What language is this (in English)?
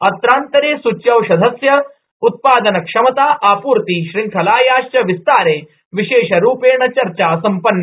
Sanskrit